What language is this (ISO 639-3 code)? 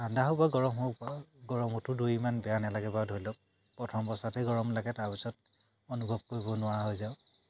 asm